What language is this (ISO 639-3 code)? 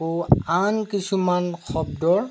asm